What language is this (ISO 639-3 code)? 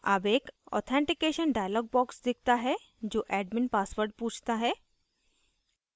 hin